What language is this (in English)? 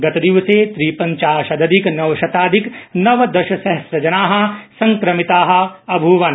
Sanskrit